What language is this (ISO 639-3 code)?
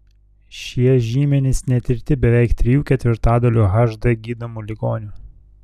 lit